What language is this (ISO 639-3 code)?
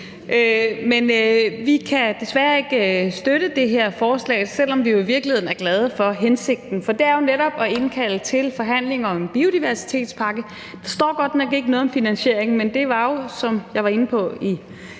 dan